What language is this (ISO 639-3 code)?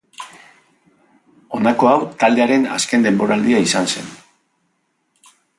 eus